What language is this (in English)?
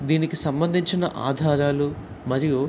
Telugu